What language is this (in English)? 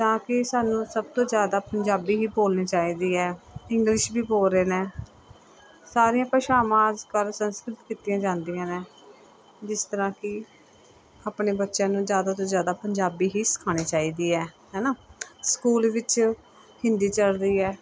Punjabi